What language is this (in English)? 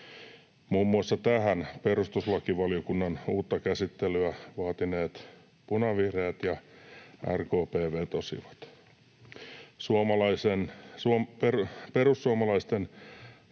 Finnish